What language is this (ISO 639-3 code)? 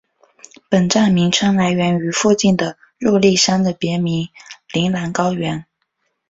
zho